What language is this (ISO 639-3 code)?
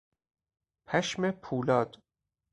fas